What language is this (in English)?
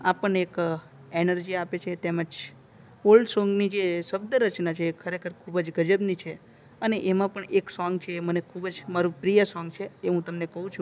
Gujarati